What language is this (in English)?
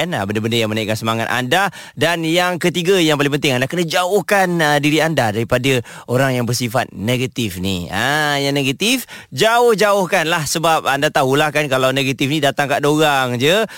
Malay